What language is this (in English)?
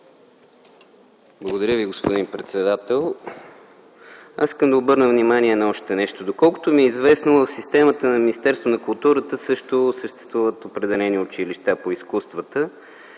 Bulgarian